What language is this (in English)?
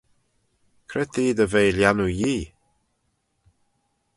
Manx